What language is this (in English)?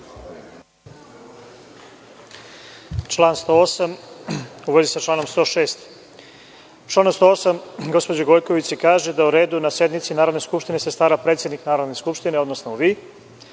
Serbian